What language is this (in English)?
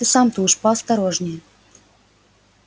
Russian